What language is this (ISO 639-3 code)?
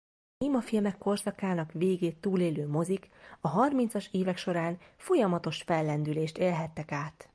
hun